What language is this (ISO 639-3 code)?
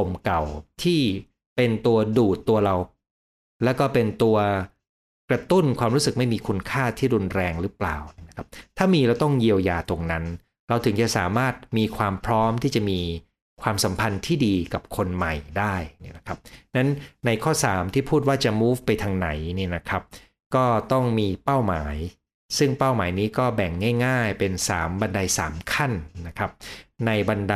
tha